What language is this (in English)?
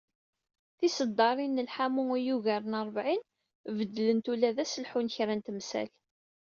Kabyle